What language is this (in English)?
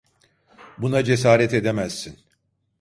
Turkish